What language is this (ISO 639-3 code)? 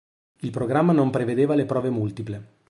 ita